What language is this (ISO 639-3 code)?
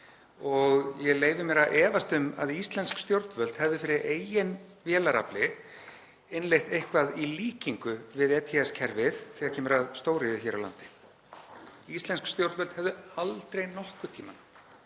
isl